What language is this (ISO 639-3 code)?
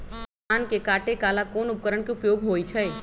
mag